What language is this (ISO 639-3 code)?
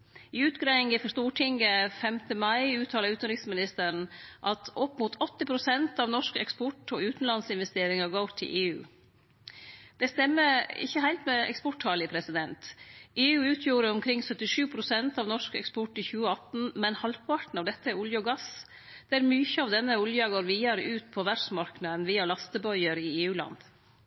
nno